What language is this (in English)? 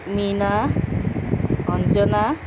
Assamese